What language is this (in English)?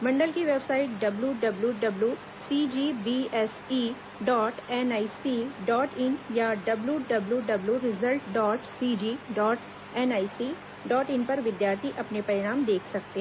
Hindi